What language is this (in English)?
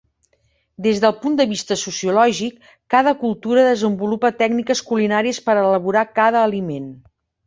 Catalan